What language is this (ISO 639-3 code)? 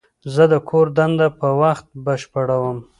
pus